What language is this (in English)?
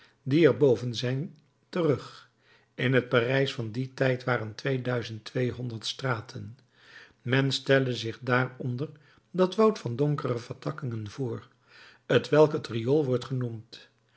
Dutch